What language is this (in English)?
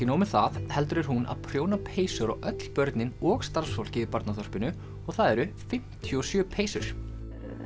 Icelandic